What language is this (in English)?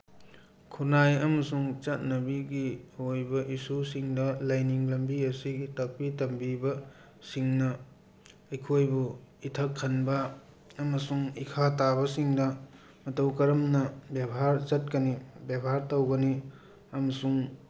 Manipuri